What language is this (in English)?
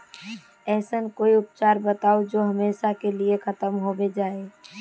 Magahi